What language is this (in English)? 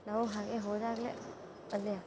Kannada